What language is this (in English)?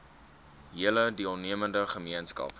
Afrikaans